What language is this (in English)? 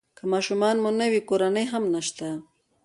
Pashto